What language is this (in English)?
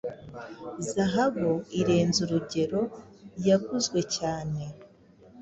Kinyarwanda